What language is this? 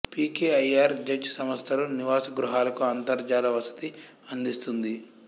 Telugu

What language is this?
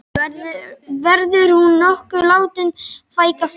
Icelandic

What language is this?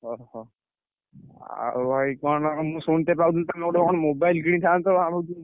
Odia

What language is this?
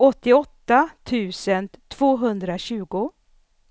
Swedish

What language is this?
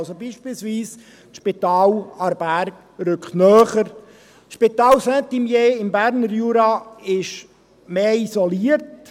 Swiss German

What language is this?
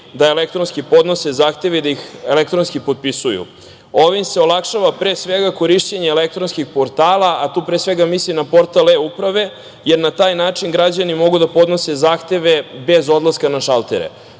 Serbian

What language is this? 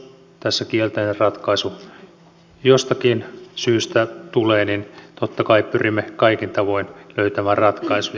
Finnish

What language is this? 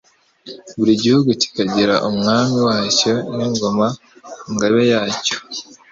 Kinyarwanda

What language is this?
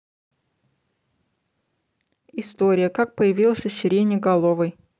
Russian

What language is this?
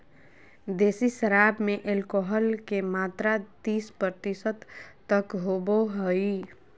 Magahi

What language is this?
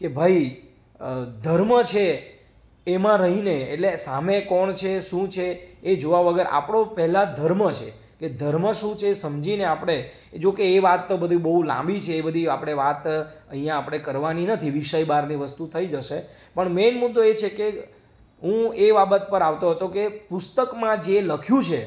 Gujarati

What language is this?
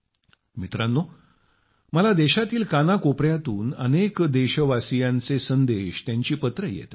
Marathi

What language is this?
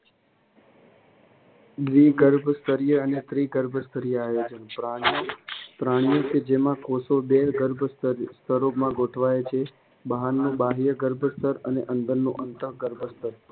Gujarati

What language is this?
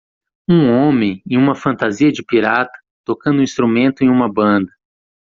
Portuguese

